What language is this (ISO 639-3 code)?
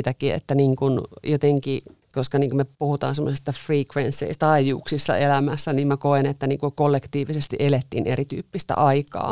fin